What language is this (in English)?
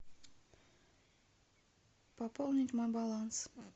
Russian